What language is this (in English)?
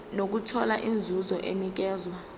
Zulu